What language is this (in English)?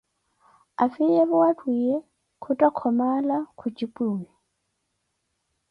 Koti